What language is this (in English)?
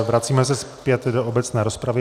Czech